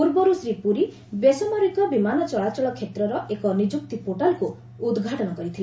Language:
Odia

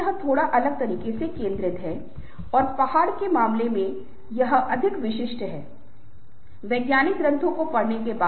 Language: Hindi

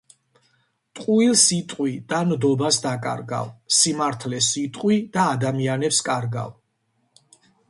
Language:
Georgian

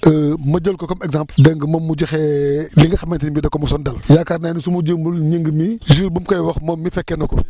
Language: Wolof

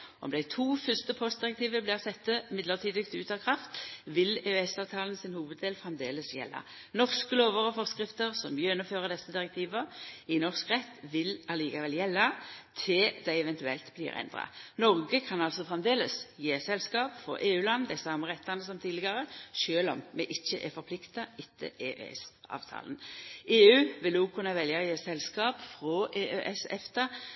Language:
Norwegian Nynorsk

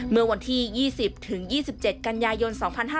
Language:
Thai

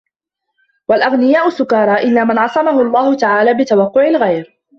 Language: Arabic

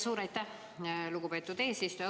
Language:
Estonian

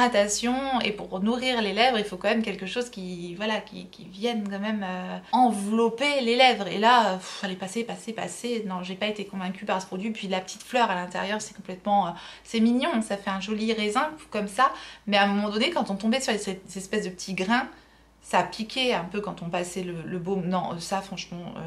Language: French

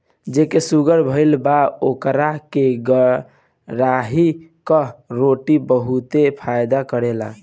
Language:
Bhojpuri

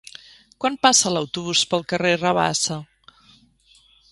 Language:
Catalan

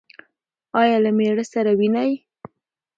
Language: Pashto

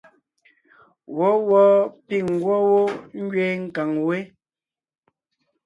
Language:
Ngiemboon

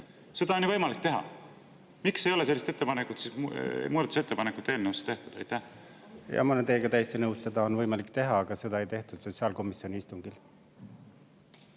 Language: Estonian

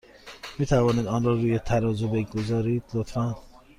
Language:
Persian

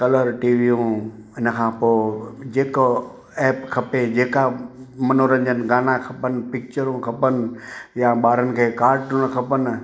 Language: Sindhi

